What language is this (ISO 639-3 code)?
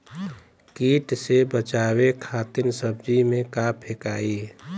bho